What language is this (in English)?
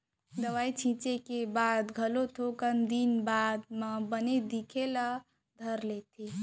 Chhattisgarhi